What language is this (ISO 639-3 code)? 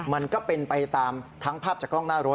tha